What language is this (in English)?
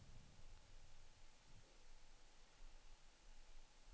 Danish